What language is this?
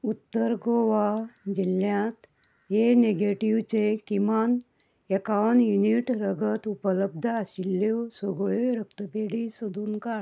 Konkani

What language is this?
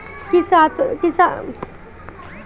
Bhojpuri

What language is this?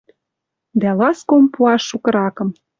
Western Mari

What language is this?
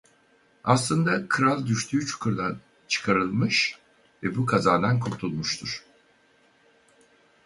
Turkish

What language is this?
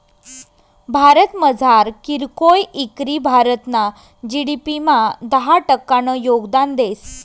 Marathi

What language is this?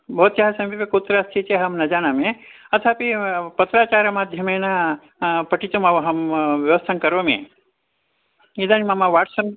Sanskrit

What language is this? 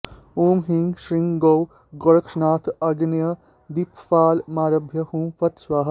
Sanskrit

